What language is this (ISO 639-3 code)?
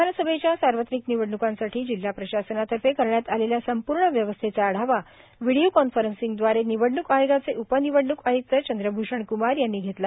mar